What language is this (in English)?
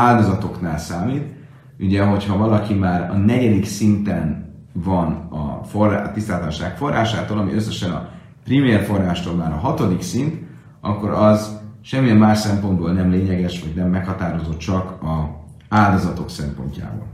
Hungarian